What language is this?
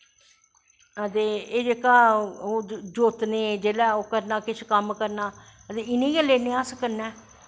Dogri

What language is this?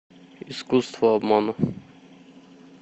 Russian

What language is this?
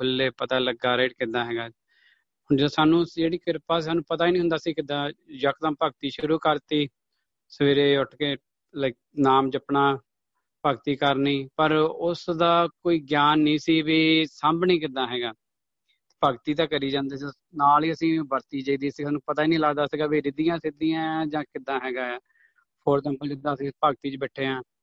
Punjabi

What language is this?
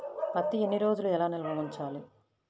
Telugu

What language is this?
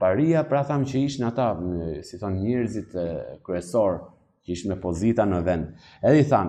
Romanian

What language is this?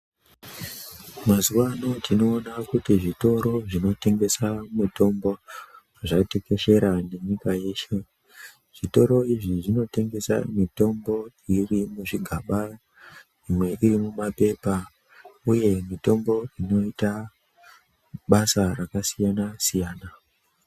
Ndau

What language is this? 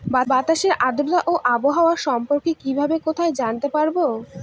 Bangla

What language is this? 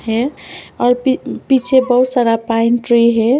Hindi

